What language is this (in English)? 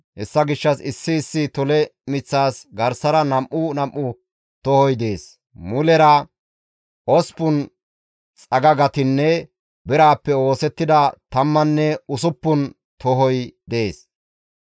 Gamo